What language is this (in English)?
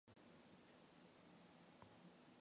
Mongolian